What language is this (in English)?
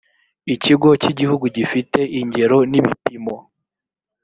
Kinyarwanda